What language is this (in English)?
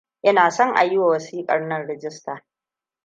Hausa